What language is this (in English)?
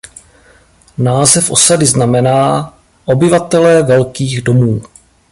Czech